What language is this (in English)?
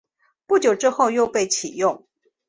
Chinese